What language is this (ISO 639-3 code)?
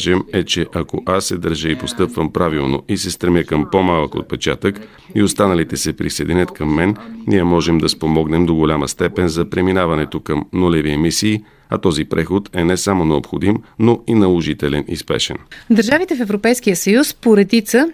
bul